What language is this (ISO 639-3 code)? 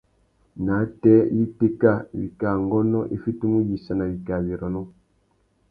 bag